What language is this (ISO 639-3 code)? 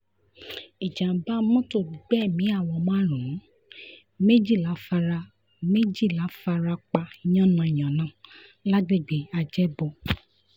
yor